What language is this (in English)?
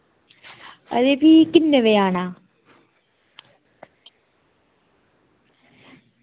Dogri